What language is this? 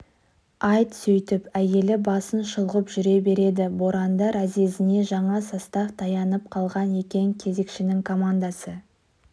Kazakh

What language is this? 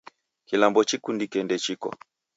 Taita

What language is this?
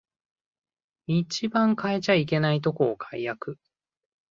Japanese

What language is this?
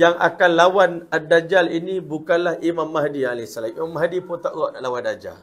Malay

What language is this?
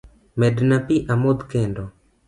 Luo (Kenya and Tanzania)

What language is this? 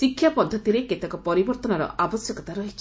Odia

